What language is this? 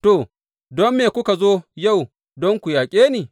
Hausa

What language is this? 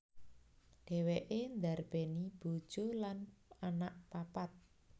Javanese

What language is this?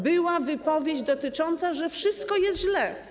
Polish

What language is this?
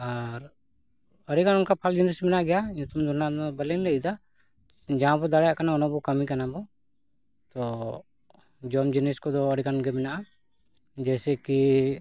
Santali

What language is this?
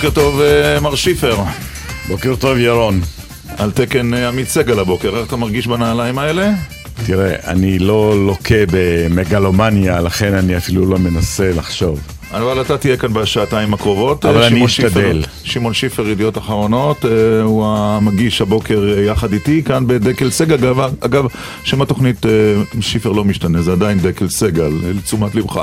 Hebrew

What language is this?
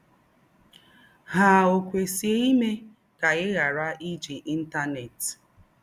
Igbo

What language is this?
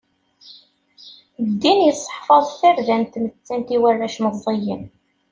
Kabyle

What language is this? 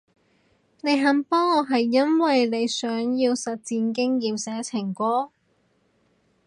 Cantonese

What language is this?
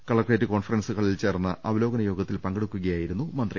Malayalam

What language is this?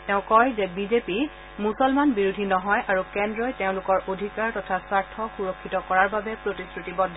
Assamese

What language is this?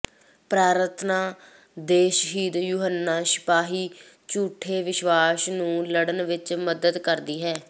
Punjabi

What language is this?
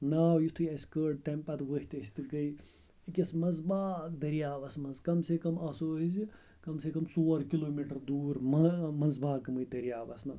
Kashmiri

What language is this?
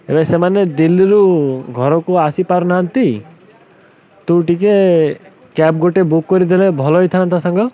Odia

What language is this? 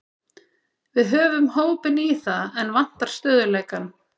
Icelandic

